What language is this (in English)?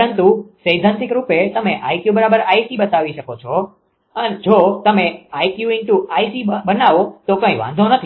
Gujarati